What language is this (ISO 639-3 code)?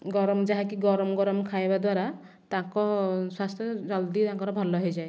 ori